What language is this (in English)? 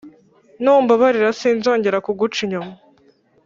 Kinyarwanda